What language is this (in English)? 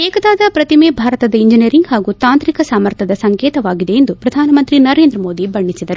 Kannada